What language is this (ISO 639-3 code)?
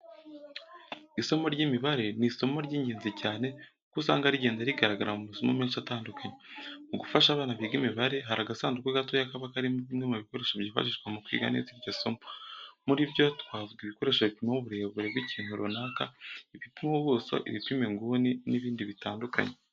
kin